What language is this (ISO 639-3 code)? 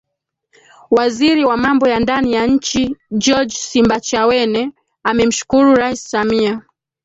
swa